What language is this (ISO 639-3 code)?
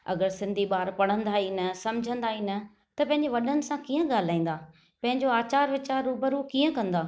snd